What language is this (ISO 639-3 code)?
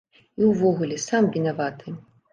bel